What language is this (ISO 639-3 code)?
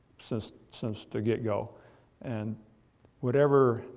eng